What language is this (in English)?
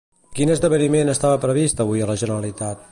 Catalan